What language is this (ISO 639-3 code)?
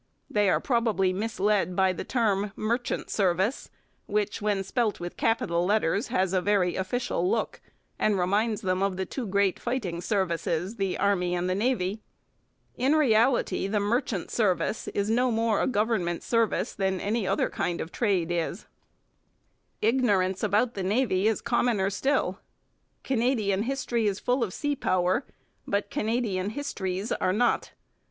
eng